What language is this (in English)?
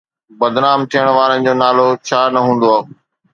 Sindhi